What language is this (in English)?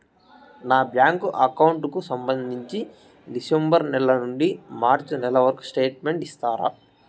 Telugu